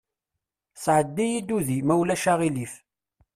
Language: Kabyle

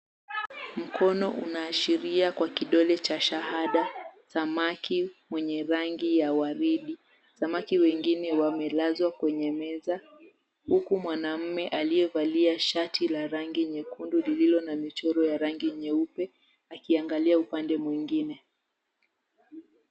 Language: Swahili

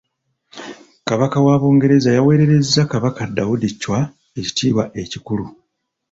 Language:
Ganda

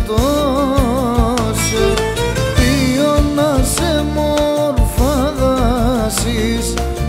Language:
Greek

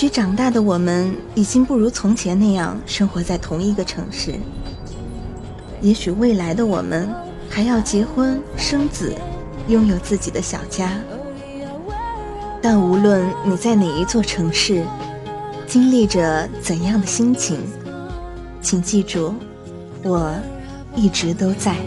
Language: Chinese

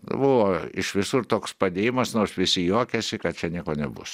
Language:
Lithuanian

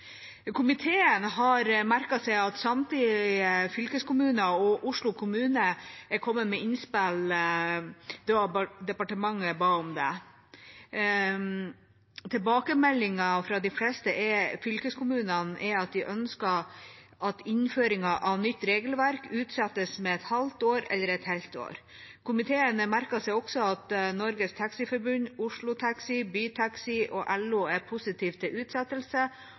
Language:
Norwegian Bokmål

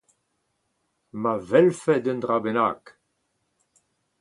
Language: Breton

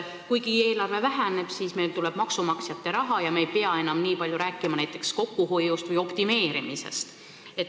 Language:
Estonian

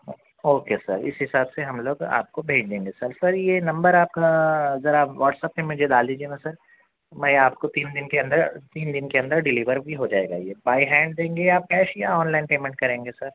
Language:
Urdu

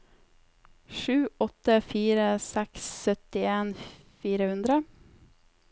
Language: Norwegian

